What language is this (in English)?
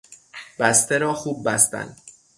Persian